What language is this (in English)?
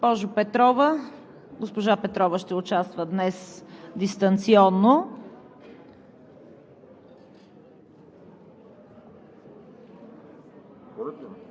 Bulgarian